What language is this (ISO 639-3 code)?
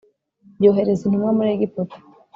kin